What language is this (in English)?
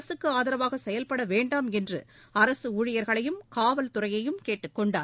Tamil